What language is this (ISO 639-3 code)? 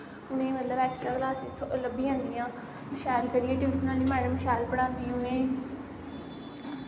doi